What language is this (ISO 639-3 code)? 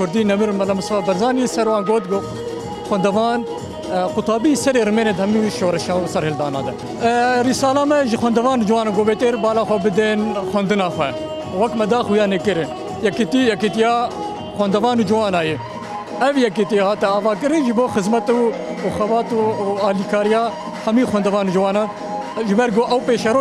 ara